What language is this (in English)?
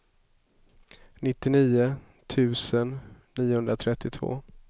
Swedish